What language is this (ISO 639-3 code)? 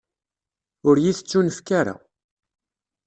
kab